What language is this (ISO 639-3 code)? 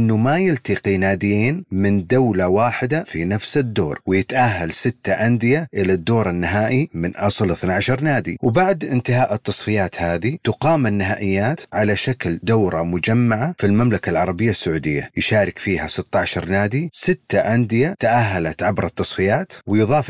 ara